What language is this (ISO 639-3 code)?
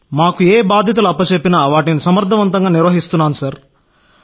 tel